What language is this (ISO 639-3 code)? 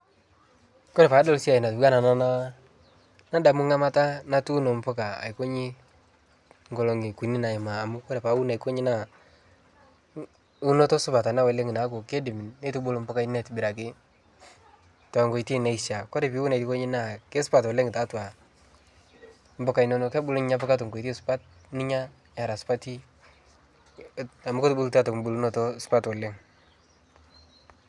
mas